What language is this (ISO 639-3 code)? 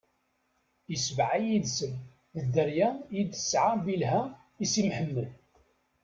kab